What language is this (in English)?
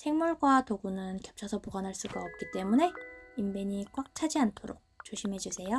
Korean